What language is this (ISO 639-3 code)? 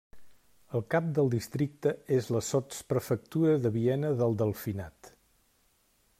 cat